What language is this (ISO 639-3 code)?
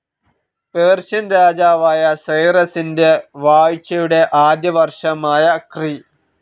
mal